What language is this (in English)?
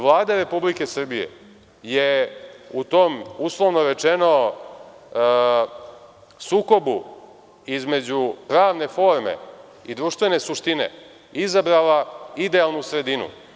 Serbian